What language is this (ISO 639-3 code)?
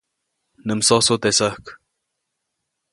zoc